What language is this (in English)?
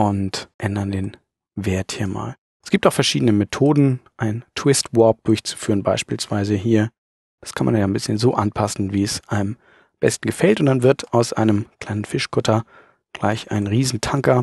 German